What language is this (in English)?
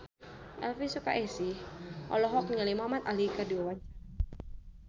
Sundanese